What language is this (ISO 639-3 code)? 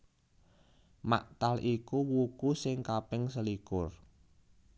jav